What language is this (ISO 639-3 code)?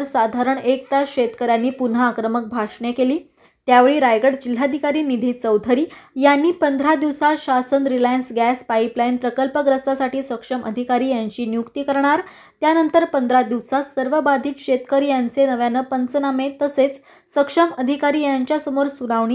hin